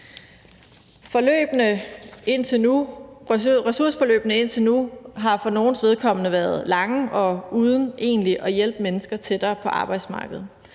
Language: Danish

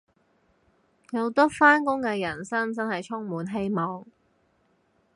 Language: Cantonese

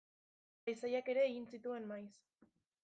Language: Basque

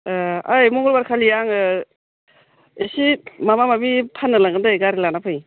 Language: Bodo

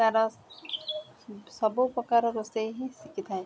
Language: Odia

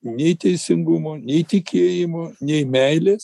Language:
Lithuanian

